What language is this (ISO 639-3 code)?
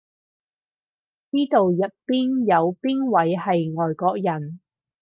yue